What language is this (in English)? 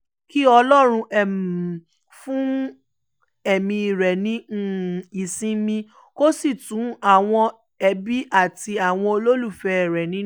Yoruba